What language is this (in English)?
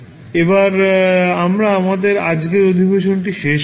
Bangla